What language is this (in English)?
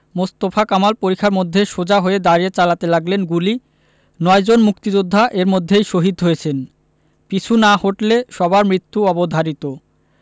Bangla